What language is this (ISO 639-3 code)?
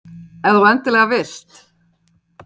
isl